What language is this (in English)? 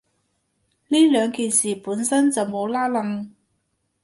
Cantonese